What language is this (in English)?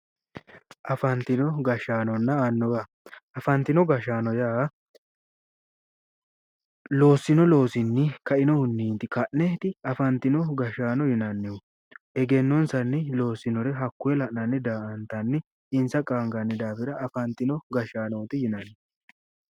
Sidamo